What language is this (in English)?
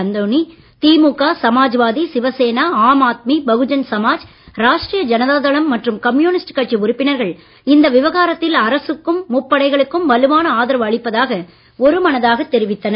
Tamil